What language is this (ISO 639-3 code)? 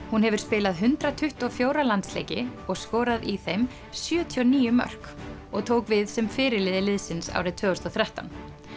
isl